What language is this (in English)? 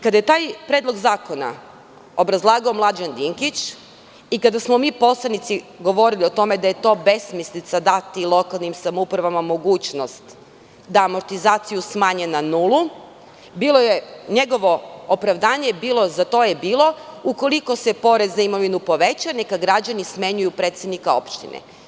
Serbian